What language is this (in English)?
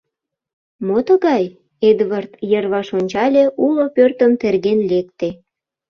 Mari